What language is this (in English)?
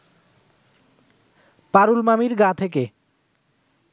Bangla